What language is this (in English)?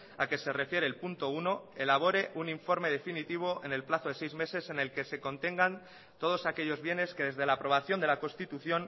Spanish